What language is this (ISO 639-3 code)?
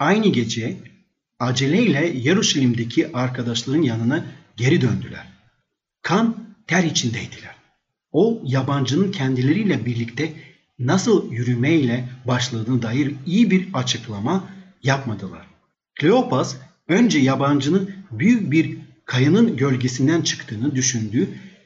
tur